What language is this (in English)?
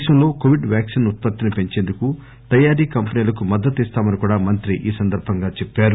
Telugu